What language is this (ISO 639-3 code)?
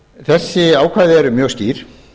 isl